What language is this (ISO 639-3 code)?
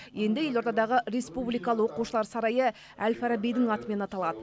kaz